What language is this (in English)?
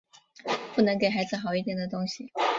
Chinese